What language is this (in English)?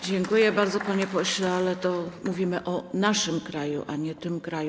Polish